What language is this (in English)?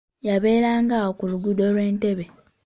Ganda